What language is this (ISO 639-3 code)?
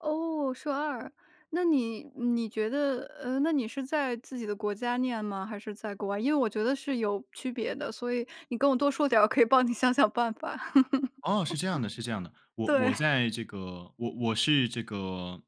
zho